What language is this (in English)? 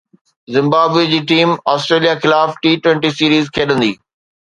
Sindhi